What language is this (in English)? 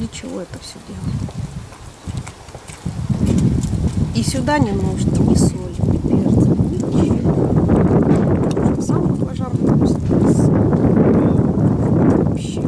Russian